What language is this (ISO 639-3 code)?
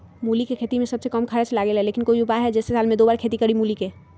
mag